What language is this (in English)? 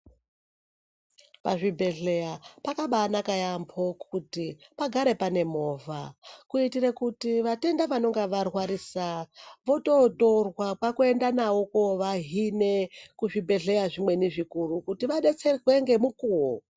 Ndau